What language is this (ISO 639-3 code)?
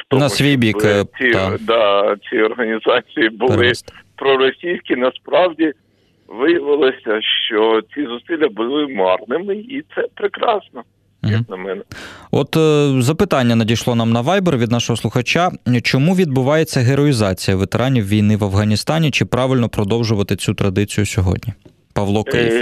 ukr